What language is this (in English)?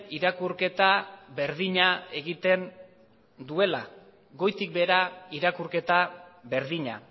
Basque